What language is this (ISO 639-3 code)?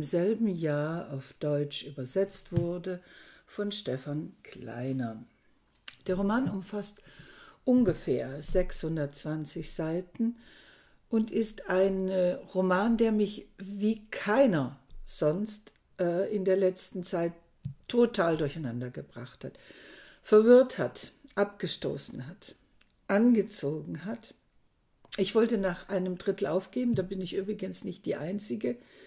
deu